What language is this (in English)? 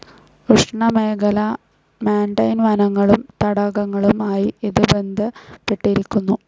Malayalam